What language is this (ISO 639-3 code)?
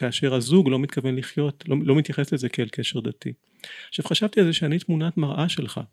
heb